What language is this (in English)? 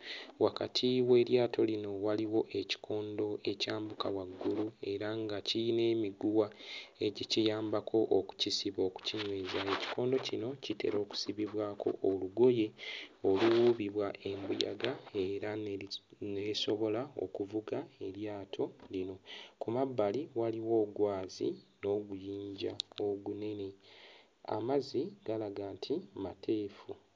Ganda